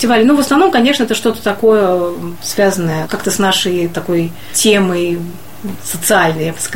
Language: Russian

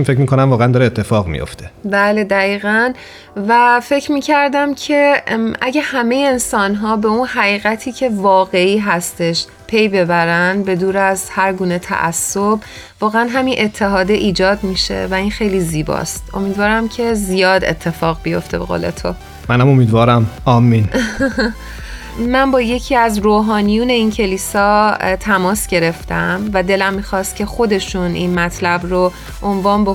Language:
Persian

